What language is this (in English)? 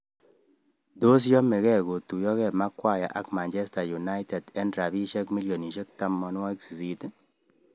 Kalenjin